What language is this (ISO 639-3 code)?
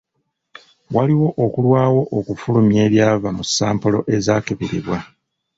lug